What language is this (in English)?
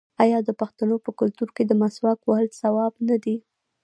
Pashto